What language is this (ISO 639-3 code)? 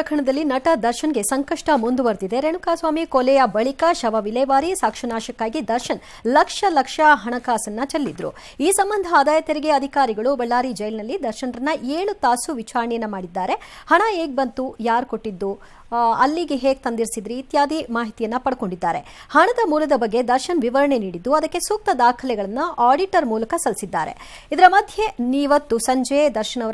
kan